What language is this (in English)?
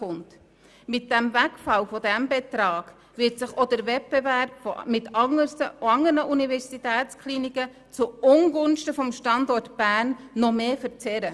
Swiss German